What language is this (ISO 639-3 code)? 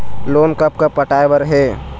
hne